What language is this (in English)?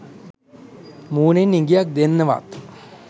Sinhala